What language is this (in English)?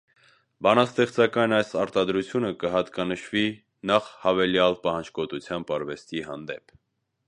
Armenian